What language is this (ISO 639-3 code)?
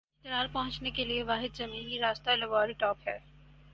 urd